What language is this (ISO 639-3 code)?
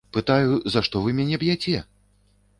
bel